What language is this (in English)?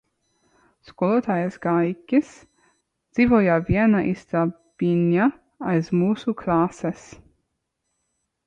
Latvian